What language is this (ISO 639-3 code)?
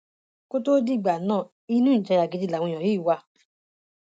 yor